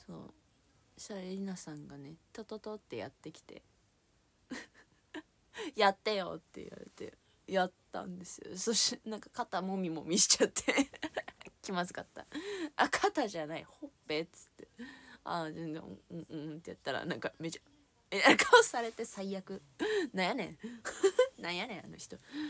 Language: Japanese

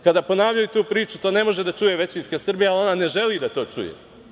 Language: Serbian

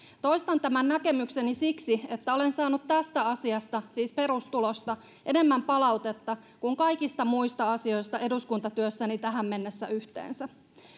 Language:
Finnish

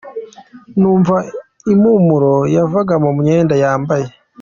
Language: Kinyarwanda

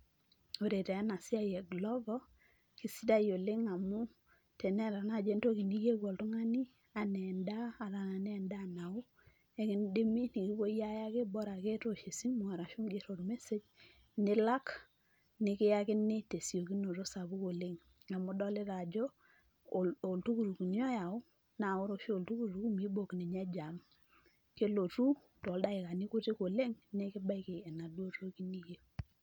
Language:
Masai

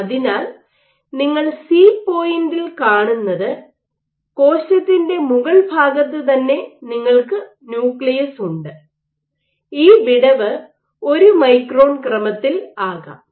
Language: Malayalam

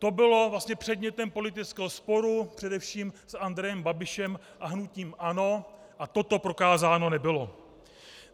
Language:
Czech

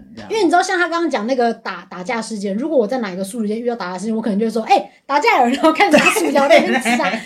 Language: Chinese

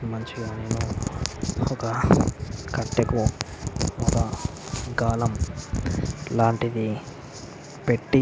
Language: Telugu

